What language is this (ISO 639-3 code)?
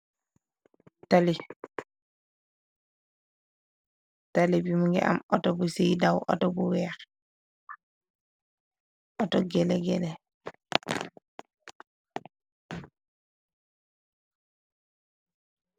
wol